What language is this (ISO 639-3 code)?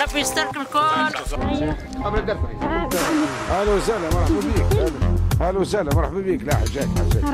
ara